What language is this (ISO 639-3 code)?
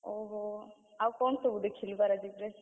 ori